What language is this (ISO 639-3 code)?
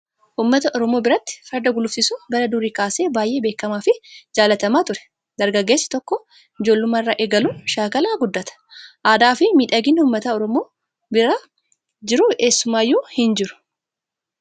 orm